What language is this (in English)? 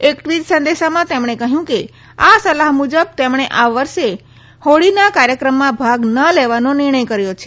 Gujarati